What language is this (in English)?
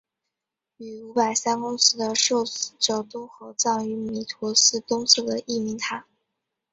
Chinese